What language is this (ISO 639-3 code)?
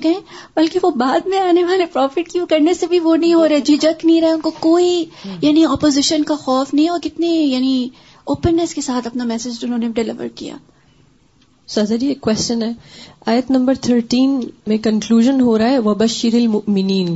urd